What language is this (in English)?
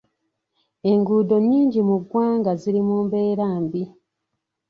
Ganda